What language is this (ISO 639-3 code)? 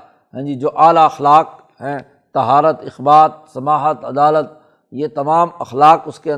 urd